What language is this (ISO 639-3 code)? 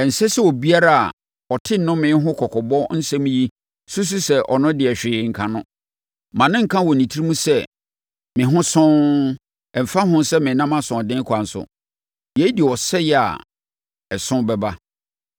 aka